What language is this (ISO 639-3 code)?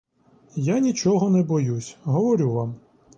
ukr